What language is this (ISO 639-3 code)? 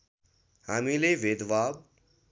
nep